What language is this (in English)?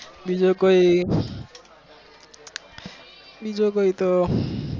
Gujarati